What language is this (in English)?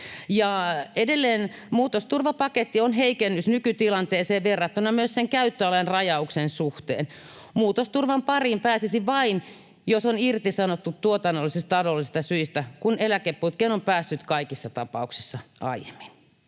Finnish